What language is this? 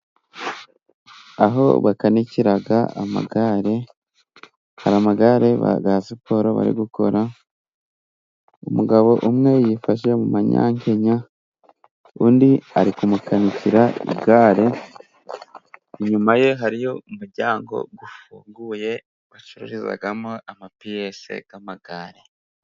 Kinyarwanda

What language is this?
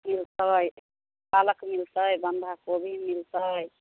Maithili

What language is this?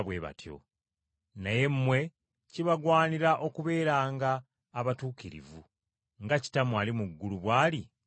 Ganda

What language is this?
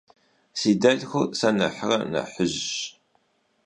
Kabardian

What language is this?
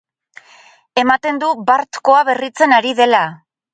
Basque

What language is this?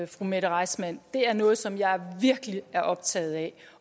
Danish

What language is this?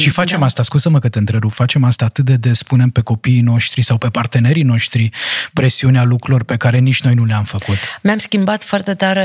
Romanian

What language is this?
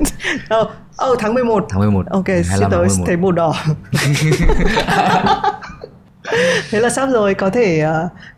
Vietnamese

